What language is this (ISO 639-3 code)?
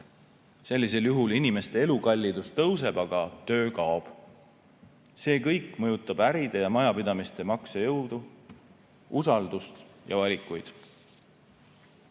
est